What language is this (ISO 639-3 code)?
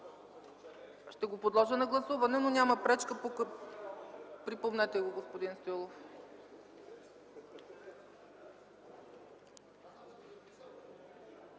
bul